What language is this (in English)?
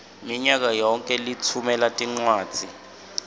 Swati